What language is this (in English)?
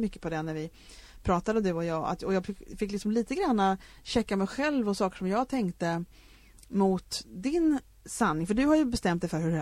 Swedish